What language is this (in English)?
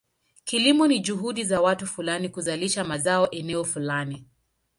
Swahili